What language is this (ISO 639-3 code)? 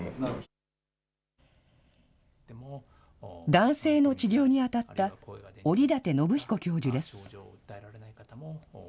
jpn